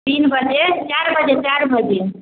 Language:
Maithili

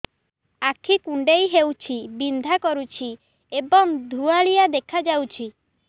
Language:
Odia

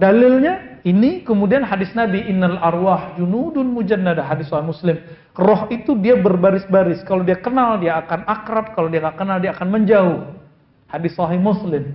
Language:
Indonesian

